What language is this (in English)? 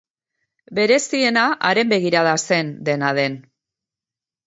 Basque